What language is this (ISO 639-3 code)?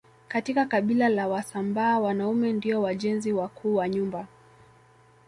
swa